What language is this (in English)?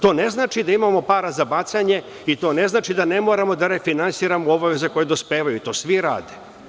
Serbian